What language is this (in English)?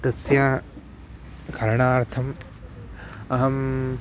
Sanskrit